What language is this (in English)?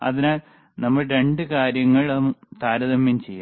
Malayalam